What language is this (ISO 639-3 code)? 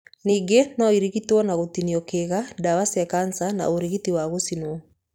kik